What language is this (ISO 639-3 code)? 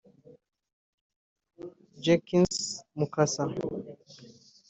kin